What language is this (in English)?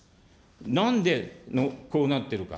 Japanese